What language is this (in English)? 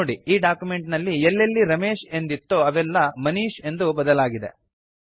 Kannada